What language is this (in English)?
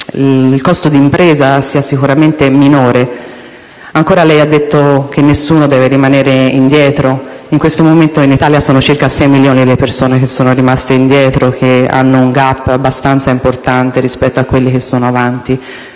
Italian